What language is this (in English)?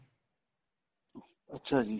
Punjabi